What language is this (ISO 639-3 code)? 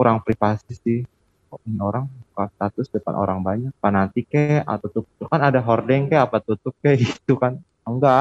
ind